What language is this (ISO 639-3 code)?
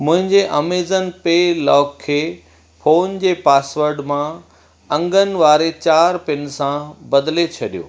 snd